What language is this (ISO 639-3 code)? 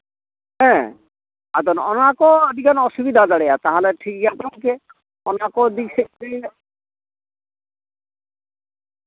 sat